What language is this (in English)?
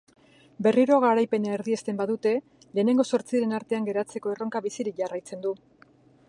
Basque